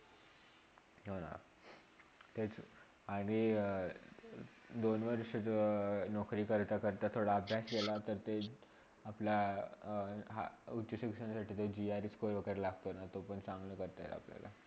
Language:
Marathi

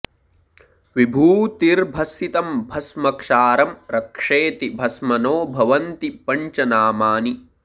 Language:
Sanskrit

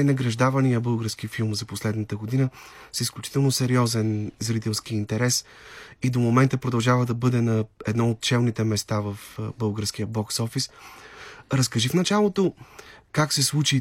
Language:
Bulgarian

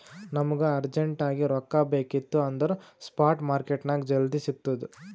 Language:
Kannada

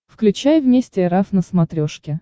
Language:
Russian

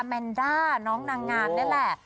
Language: Thai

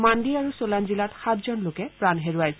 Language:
Assamese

